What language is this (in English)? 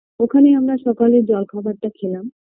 Bangla